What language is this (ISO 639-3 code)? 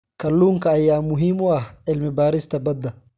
som